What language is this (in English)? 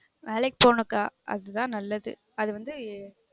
Tamil